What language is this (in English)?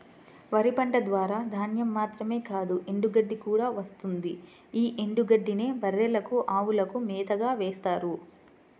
Telugu